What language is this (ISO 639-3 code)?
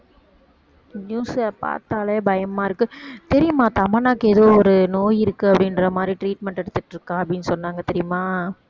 tam